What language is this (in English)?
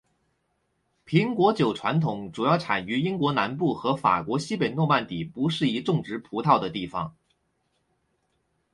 Chinese